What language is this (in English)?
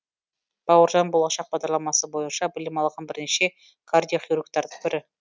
Kazakh